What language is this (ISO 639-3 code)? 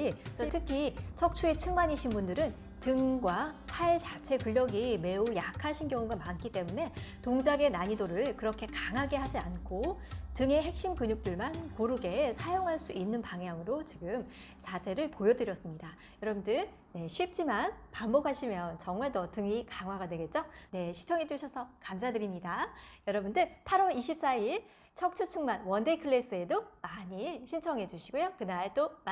kor